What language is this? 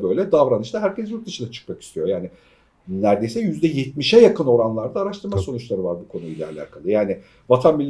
Turkish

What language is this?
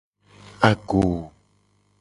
Gen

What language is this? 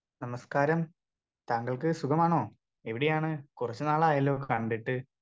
Malayalam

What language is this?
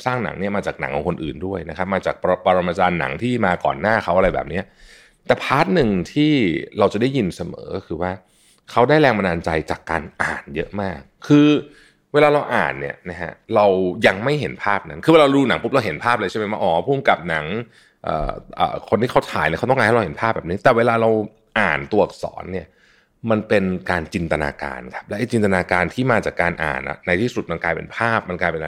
Thai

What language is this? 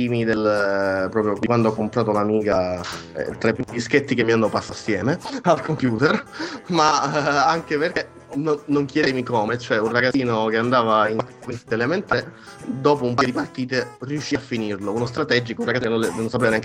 Italian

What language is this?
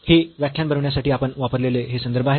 Marathi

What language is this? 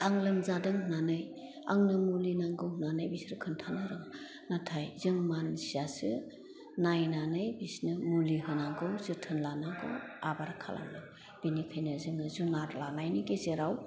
Bodo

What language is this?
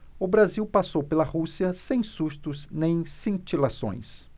Portuguese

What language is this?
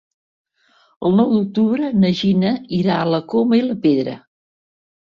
Catalan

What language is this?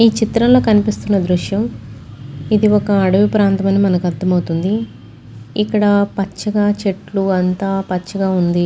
Telugu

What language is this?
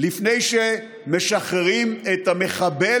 Hebrew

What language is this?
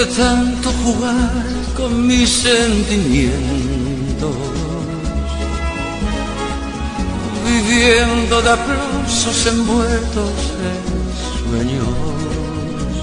Spanish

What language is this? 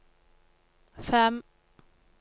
Norwegian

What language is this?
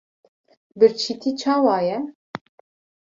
Kurdish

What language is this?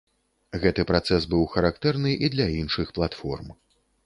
Belarusian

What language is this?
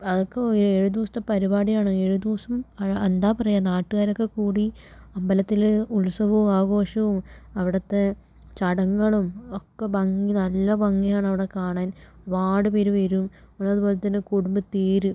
Malayalam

